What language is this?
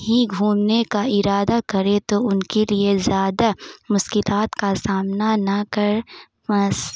Urdu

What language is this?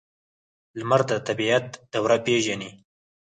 Pashto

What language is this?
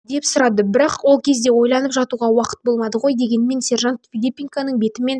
Kazakh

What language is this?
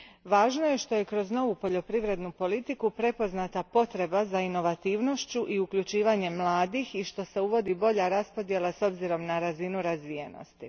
Croatian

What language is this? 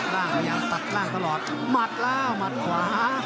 Thai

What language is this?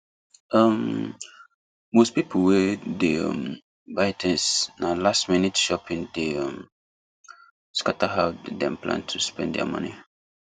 Nigerian Pidgin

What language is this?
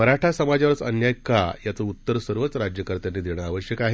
Marathi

